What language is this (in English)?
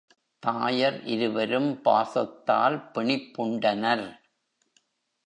Tamil